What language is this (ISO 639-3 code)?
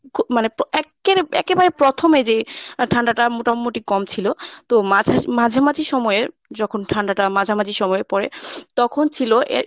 ben